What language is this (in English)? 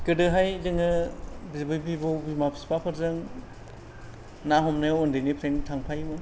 Bodo